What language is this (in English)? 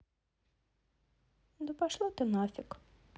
Russian